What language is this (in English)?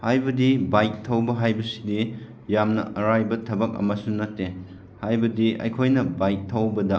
Manipuri